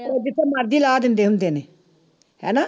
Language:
Punjabi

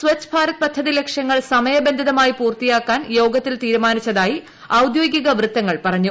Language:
Malayalam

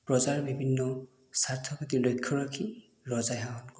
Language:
Assamese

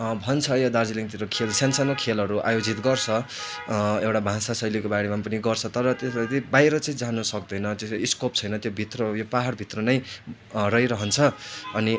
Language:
Nepali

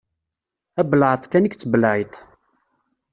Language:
Kabyle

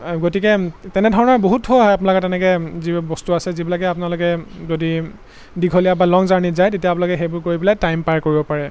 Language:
Assamese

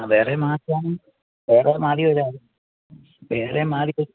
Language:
Malayalam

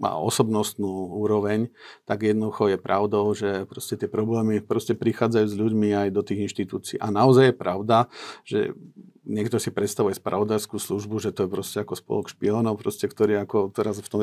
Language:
Slovak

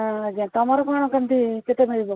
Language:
Odia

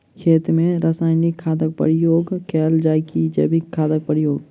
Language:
Maithili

